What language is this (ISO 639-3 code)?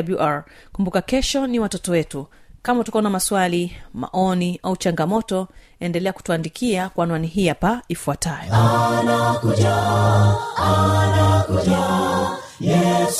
swa